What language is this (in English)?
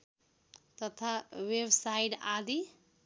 Nepali